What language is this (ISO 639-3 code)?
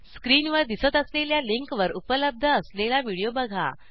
mar